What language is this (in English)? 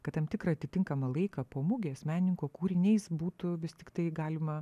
Lithuanian